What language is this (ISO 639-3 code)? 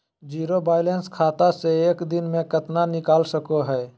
mag